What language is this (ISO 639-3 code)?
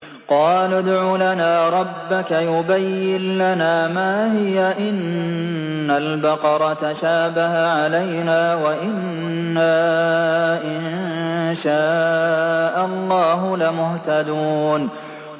ara